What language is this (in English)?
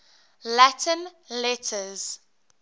English